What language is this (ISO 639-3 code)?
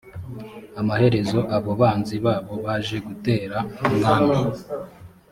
kin